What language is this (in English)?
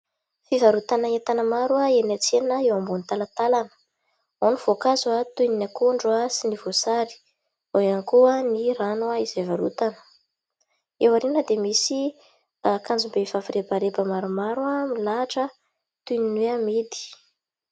Malagasy